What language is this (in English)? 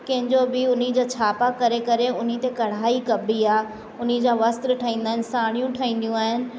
Sindhi